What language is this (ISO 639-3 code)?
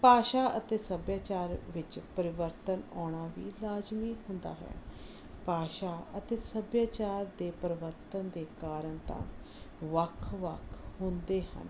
pan